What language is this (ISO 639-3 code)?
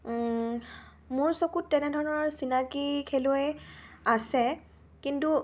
asm